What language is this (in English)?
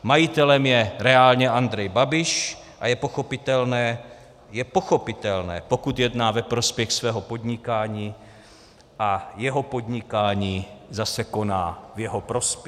Czech